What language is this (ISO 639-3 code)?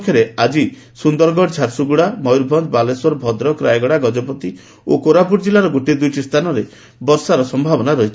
ori